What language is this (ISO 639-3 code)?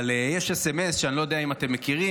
heb